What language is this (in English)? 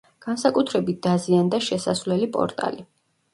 Georgian